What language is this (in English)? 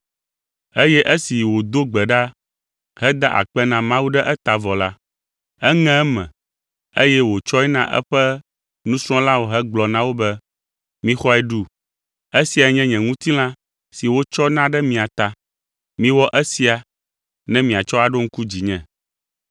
Ewe